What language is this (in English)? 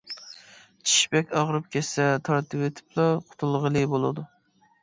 Uyghur